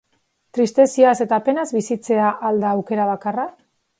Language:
Basque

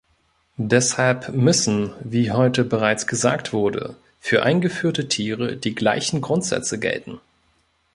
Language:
German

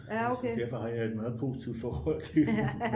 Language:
Danish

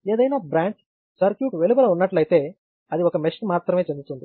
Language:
Telugu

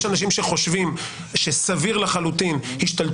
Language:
Hebrew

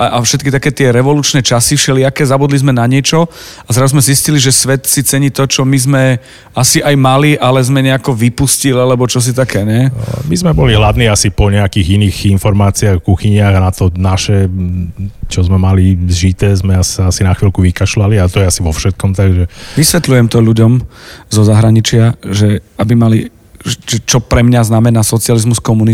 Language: Slovak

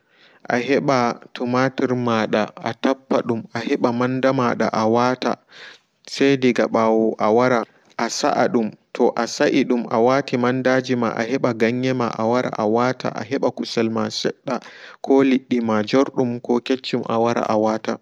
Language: Fula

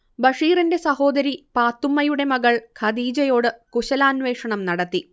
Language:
Malayalam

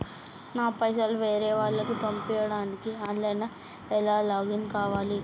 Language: Telugu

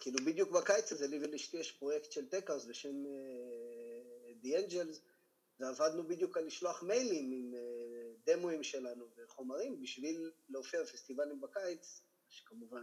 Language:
Hebrew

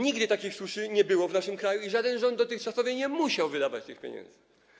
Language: Polish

